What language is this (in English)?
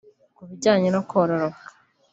Kinyarwanda